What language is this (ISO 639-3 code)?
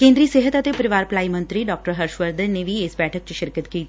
pan